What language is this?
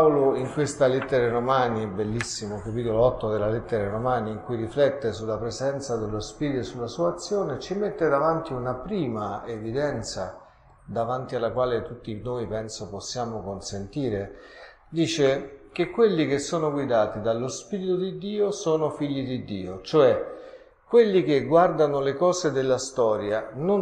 Italian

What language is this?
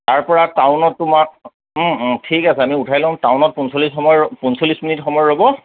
Assamese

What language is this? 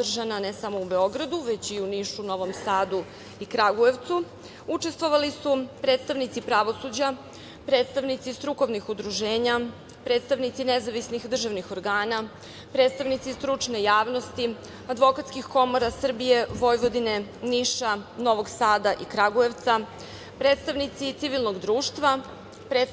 Serbian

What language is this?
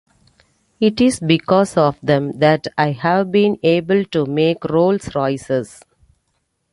English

